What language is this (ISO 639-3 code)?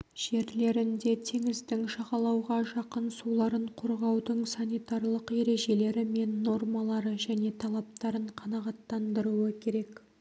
kaz